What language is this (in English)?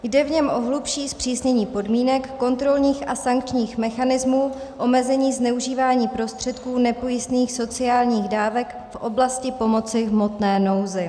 Czech